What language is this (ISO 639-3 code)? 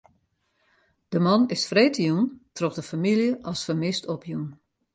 fry